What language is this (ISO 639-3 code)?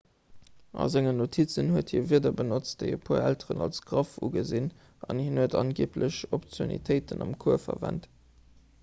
ltz